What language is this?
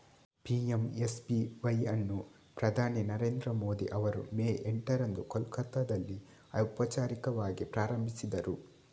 Kannada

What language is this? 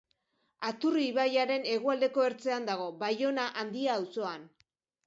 Basque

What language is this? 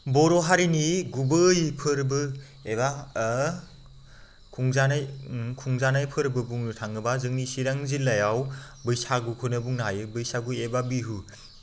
Bodo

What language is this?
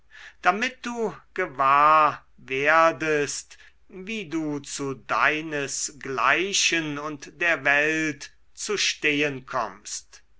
German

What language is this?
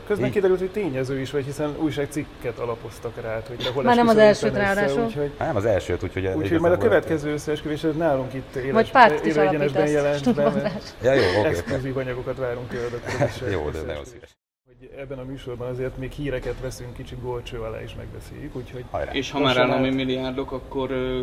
Hungarian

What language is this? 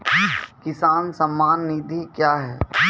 Maithili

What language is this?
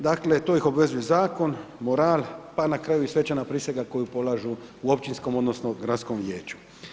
Croatian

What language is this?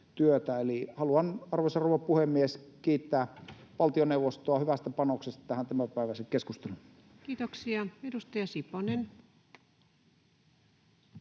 Finnish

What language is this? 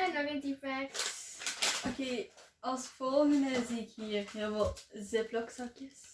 Dutch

